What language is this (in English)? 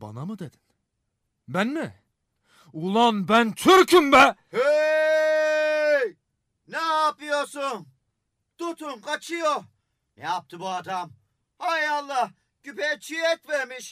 Turkish